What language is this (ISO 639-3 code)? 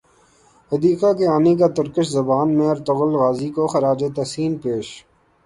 urd